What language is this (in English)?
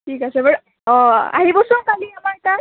Assamese